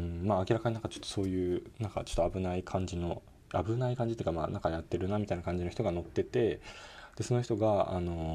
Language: Japanese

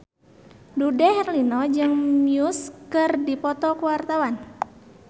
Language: Sundanese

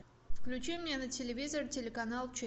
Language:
Russian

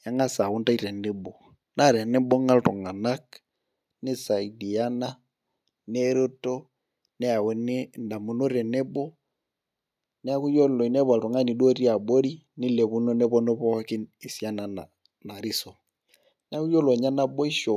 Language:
Masai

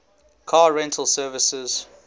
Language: English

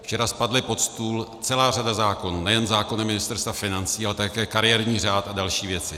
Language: Czech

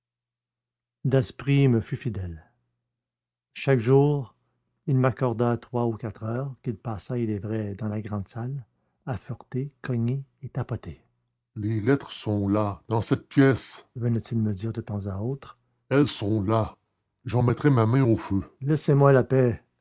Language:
French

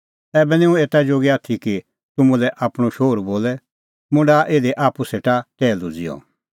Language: Kullu Pahari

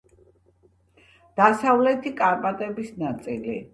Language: Georgian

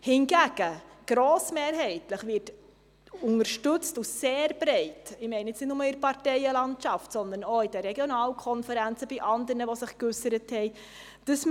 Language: Swiss German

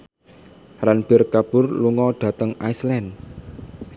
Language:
Javanese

